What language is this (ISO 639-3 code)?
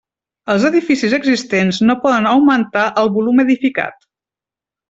cat